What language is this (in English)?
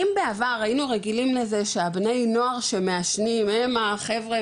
Hebrew